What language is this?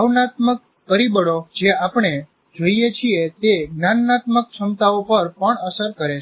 Gujarati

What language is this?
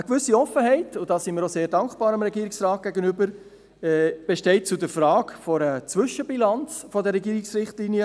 Swiss German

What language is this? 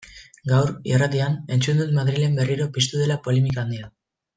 Basque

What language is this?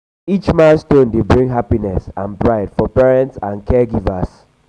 Nigerian Pidgin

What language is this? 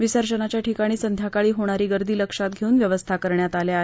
Marathi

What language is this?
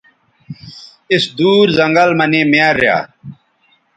Bateri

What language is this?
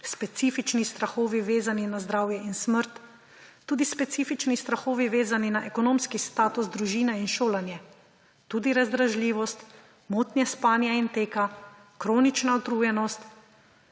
Slovenian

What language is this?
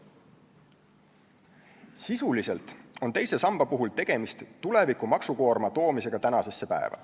Estonian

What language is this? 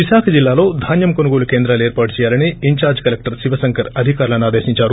Telugu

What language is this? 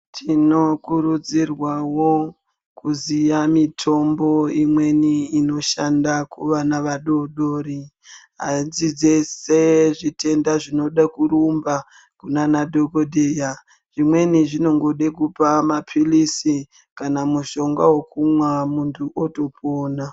Ndau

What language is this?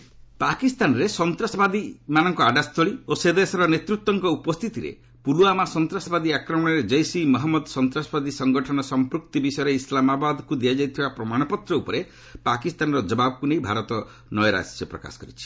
Odia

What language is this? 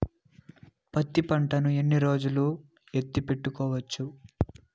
Telugu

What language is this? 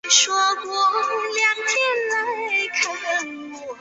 Chinese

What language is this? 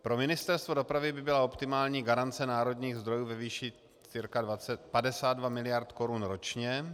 Czech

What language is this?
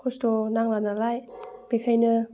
Bodo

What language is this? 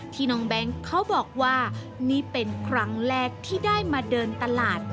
Thai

